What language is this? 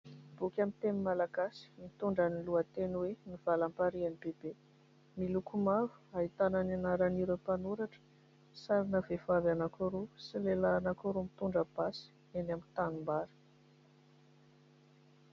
Malagasy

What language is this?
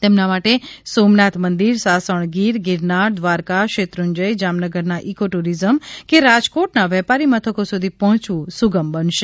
Gujarati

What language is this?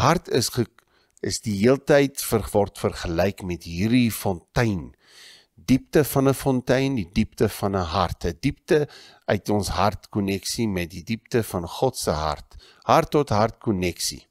Dutch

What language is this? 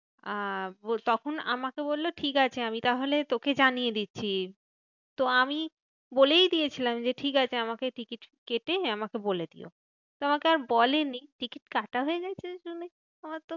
Bangla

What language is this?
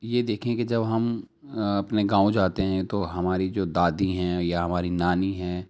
Urdu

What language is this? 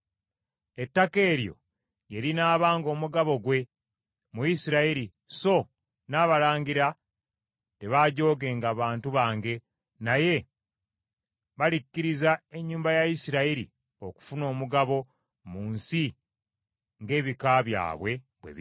Ganda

